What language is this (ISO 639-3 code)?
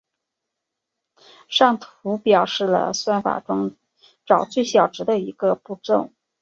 zho